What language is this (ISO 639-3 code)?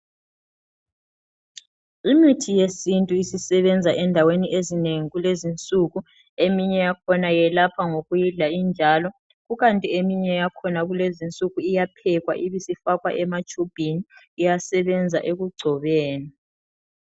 nde